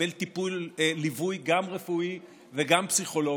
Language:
Hebrew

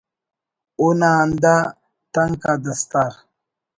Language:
Brahui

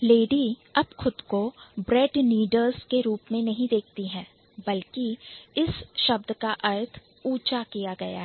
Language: Hindi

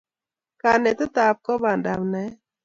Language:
Kalenjin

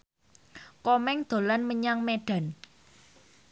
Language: Javanese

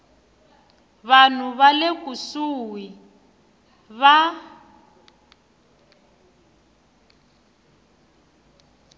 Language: Tsonga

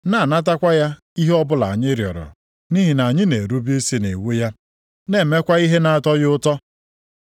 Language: Igbo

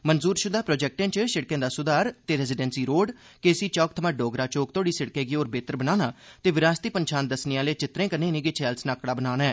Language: Dogri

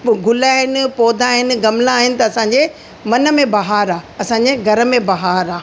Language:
Sindhi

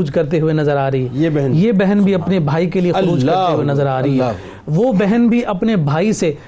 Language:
Urdu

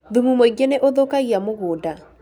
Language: Kikuyu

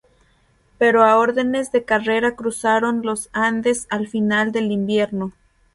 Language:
Spanish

